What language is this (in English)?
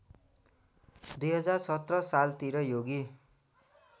Nepali